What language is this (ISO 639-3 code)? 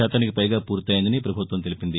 tel